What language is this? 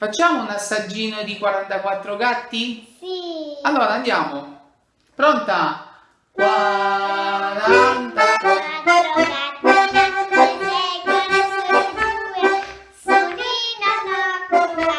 Italian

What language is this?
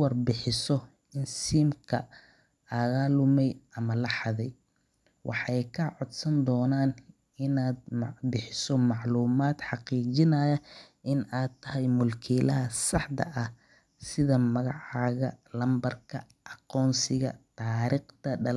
Somali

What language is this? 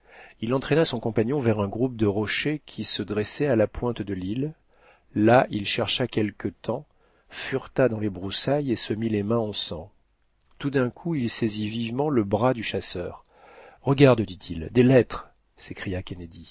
French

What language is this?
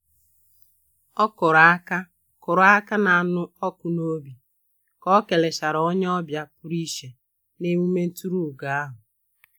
Igbo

